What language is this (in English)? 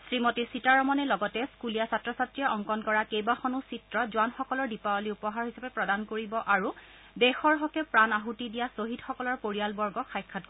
Assamese